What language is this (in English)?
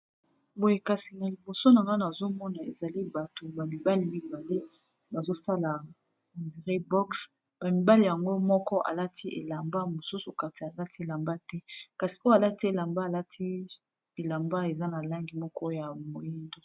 Lingala